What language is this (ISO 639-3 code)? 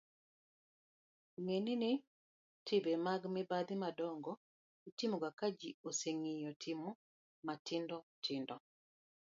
luo